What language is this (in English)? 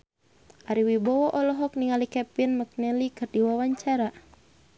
Sundanese